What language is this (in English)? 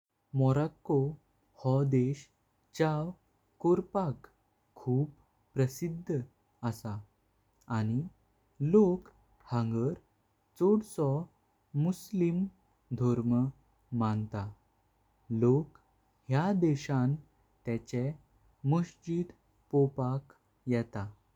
Konkani